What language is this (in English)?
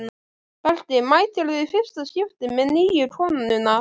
Icelandic